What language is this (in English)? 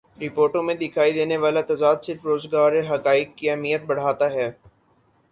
Urdu